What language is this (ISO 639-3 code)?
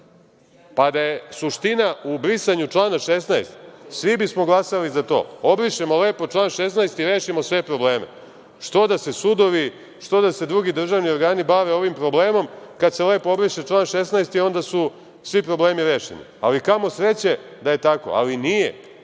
srp